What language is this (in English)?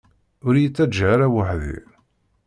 Kabyle